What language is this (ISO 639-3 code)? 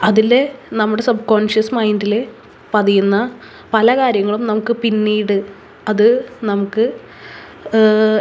mal